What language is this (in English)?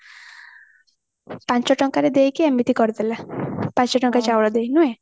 Odia